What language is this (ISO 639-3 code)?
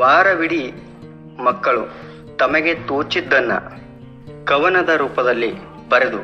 kan